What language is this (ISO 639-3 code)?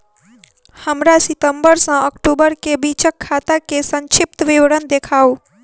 mai